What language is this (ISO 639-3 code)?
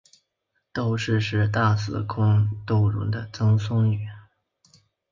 zho